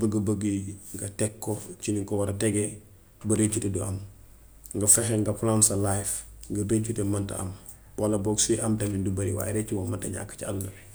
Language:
Gambian Wolof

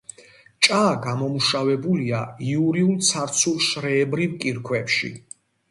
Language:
Georgian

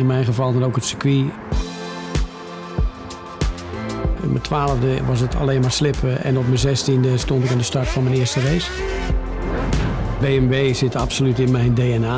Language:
Dutch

